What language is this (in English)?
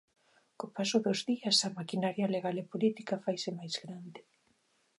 Galician